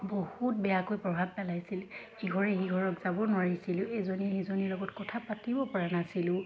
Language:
Assamese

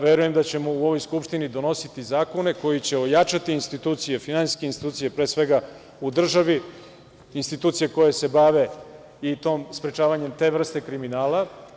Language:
Serbian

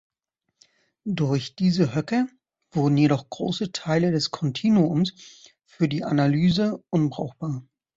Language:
German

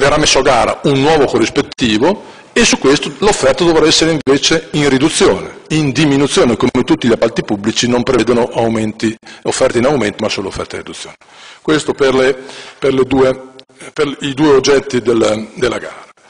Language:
Italian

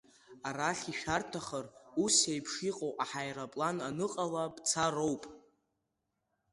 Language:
Abkhazian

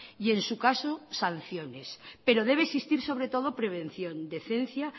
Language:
Spanish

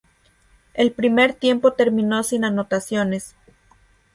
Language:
Spanish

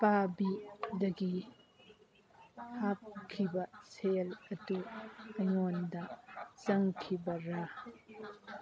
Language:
Manipuri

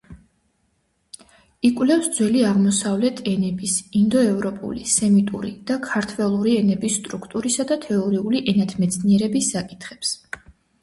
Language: Georgian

